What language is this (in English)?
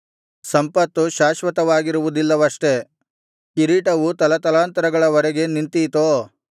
Kannada